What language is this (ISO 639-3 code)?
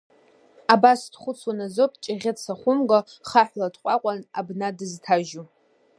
abk